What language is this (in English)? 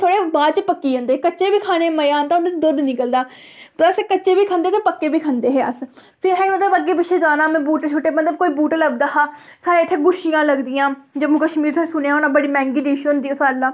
Dogri